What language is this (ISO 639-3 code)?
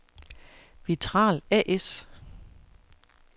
dan